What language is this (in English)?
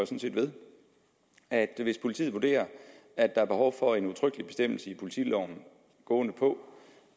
Danish